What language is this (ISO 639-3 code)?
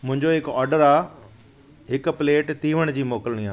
snd